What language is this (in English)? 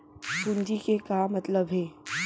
Chhattisgarhi